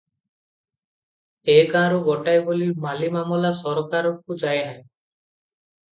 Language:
Odia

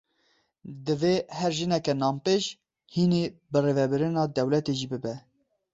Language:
Kurdish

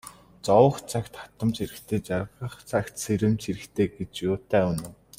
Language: Mongolian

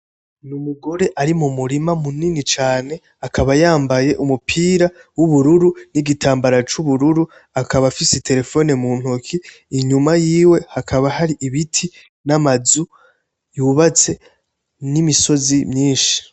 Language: Rundi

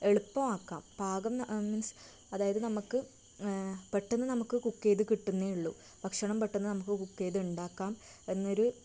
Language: Malayalam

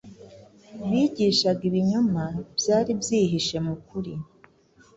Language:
Kinyarwanda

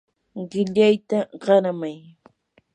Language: Yanahuanca Pasco Quechua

